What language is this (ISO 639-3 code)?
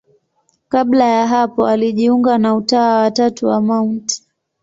swa